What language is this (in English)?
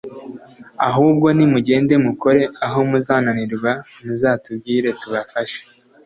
Kinyarwanda